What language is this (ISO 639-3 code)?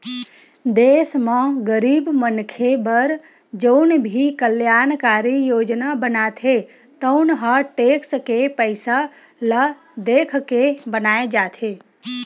hne